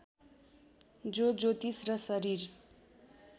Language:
Nepali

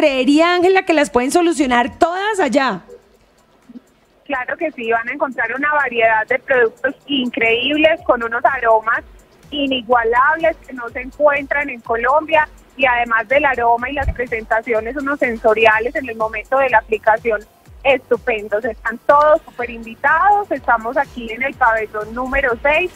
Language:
Spanish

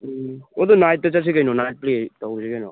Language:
Manipuri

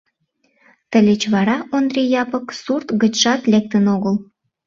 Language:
Mari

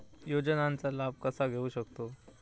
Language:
Marathi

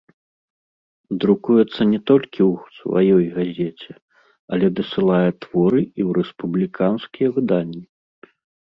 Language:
Belarusian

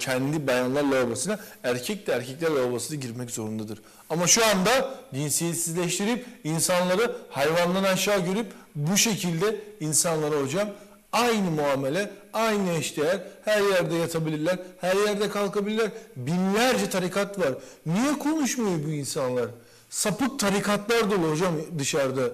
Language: Turkish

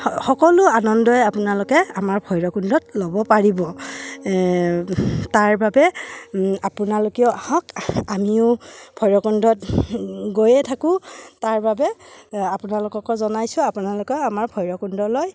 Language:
Assamese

